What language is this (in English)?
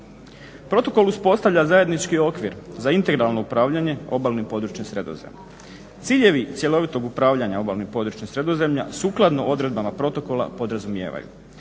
Croatian